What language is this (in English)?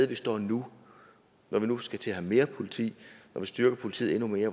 Danish